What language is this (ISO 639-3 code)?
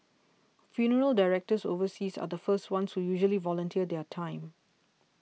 eng